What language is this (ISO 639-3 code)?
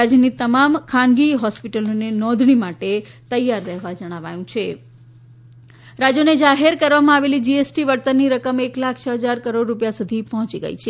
guj